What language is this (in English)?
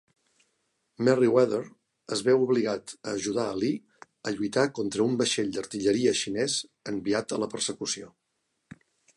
Catalan